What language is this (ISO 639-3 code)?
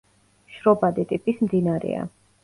kat